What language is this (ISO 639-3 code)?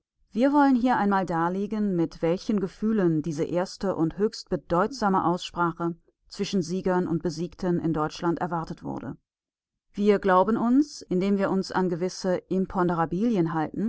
deu